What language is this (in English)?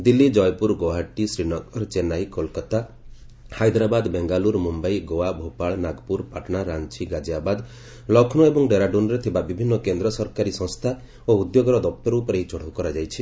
Odia